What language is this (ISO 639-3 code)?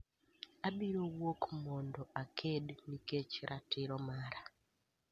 luo